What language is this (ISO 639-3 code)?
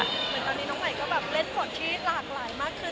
tha